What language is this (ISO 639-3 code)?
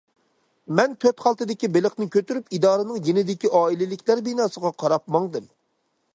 uig